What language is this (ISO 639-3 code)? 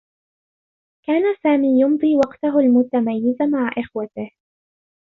ara